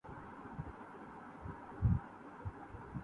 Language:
Urdu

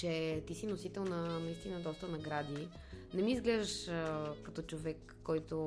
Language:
Bulgarian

